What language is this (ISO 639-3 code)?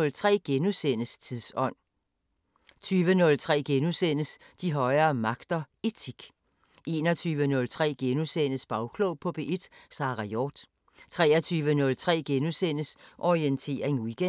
dan